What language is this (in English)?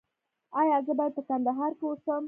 Pashto